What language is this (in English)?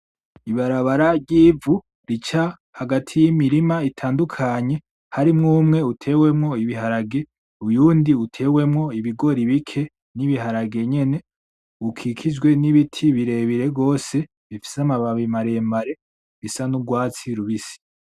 Rundi